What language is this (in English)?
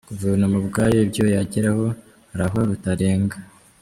Kinyarwanda